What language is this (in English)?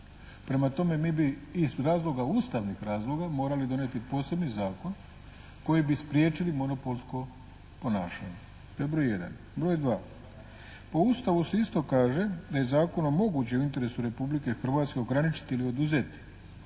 Croatian